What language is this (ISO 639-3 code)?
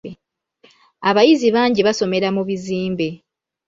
lug